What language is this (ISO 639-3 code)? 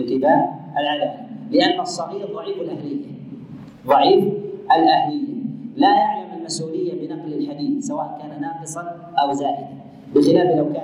ara